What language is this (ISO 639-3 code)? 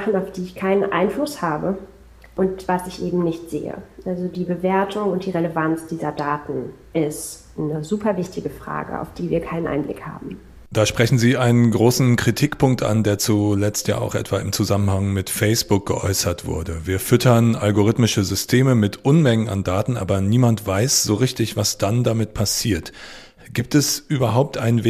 deu